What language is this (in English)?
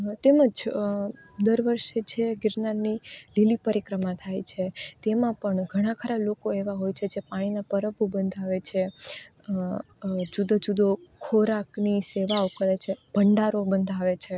Gujarati